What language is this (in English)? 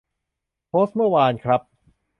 Thai